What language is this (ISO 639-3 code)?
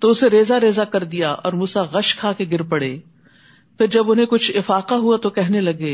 urd